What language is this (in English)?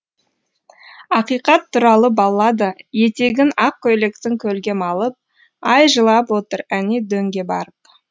Kazakh